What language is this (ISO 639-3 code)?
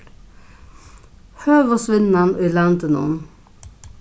fao